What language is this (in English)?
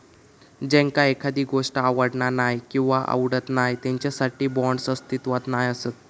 Marathi